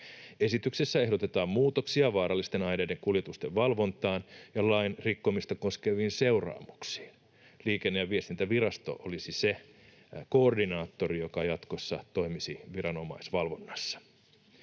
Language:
Finnish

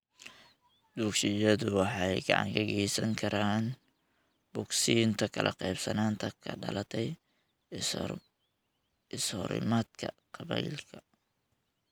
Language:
Somali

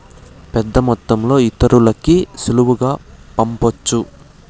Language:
Telugu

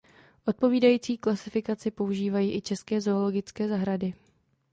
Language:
Czech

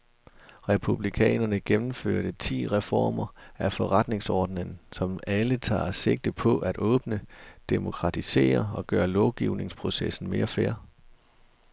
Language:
Danish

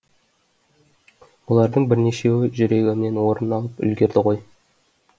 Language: Kazakh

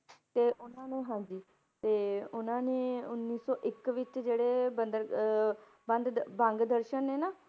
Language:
Punjabi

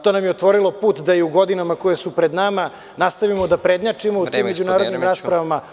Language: Serbian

